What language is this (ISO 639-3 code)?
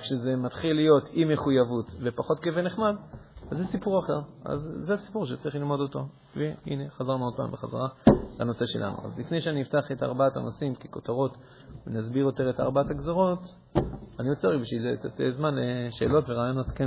heb